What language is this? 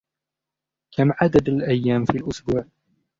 Arabic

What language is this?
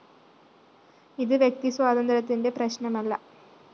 Malayalam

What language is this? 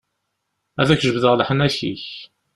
Kabyle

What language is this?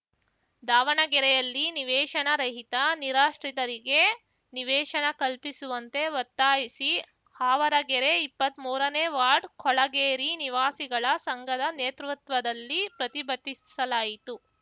Kannada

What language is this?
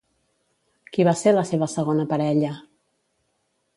Catalan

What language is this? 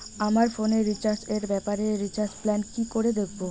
Bangla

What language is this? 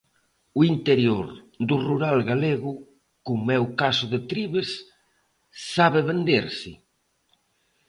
Galician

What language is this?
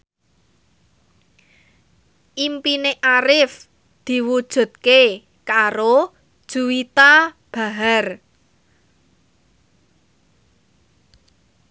Javanese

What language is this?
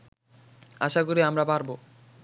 Bangla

